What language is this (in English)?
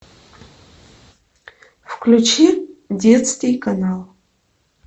Russian